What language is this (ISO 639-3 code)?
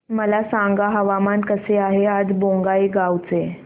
mar